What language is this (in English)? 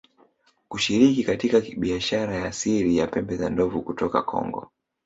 Swahili